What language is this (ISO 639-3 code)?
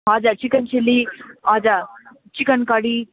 nep